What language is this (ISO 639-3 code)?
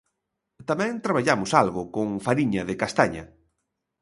glg